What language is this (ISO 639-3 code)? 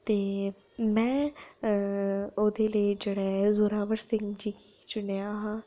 doi